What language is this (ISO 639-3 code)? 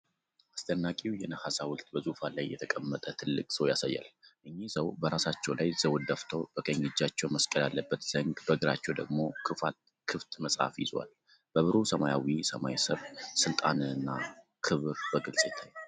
amh